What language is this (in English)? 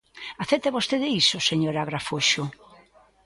Galician